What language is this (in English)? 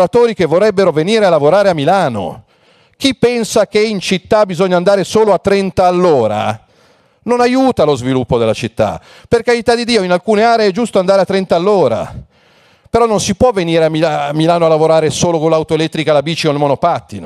Italian